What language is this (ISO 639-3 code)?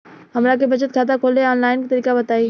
bho